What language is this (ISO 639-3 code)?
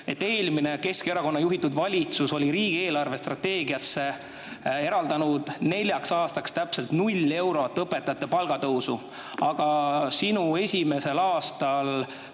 est